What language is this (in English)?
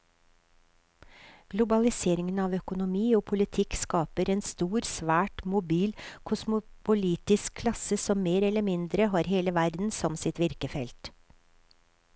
Norwegian